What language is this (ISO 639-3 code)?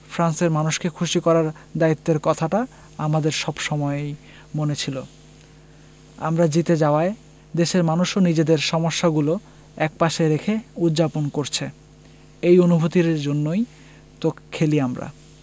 ben